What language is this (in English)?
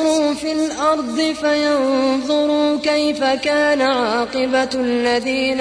Arabic